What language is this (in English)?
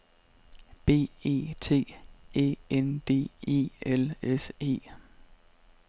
Danish